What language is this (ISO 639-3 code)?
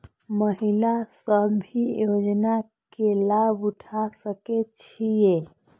mai